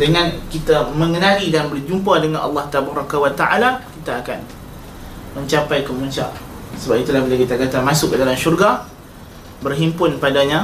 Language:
Malay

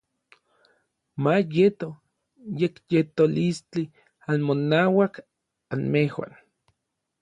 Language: Orizaba Nahuatl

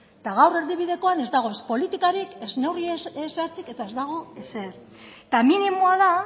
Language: Basque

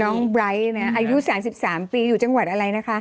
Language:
Thai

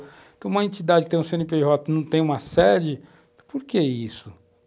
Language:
Portuguese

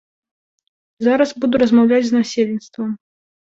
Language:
Belarusian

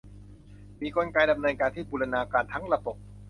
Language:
Thai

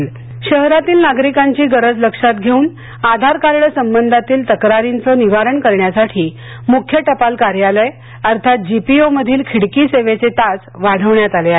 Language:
Marathi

